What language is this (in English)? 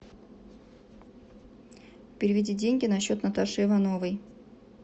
Russian